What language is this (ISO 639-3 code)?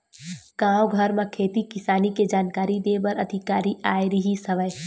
hne